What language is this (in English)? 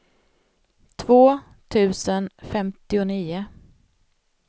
Swedish